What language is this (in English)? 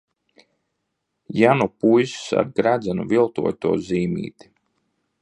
Latvian